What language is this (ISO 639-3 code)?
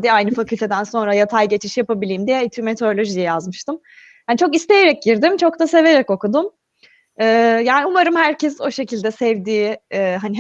tur